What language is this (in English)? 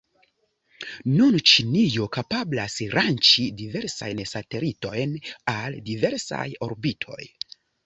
Esperanto